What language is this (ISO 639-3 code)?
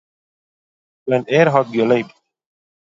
yid